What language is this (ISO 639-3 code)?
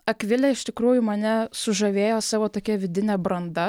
lit